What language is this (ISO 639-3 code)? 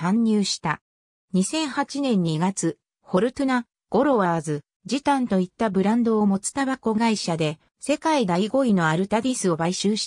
jpn